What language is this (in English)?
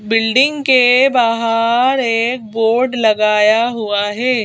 Hindi